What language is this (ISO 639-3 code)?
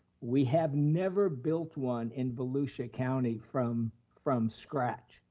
eng